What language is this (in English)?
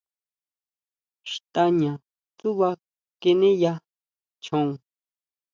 Huautla Mazatec